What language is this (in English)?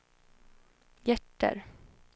Swedish